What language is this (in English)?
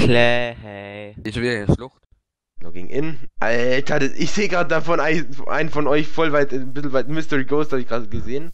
German